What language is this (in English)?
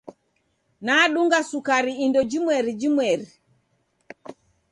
Taita